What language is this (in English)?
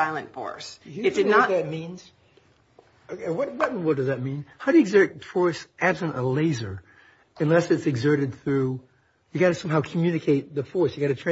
English